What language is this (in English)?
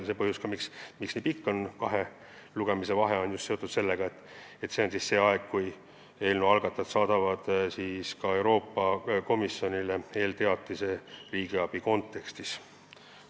Estonian